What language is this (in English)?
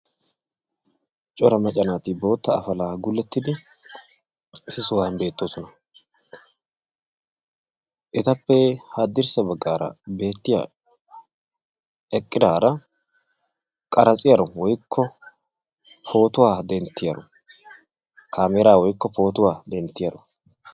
Wolaytta